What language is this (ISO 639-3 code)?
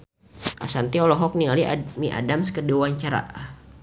sun